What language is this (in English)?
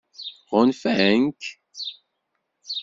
Kabyle